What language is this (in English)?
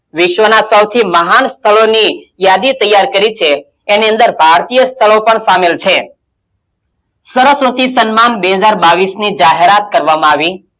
Gujarati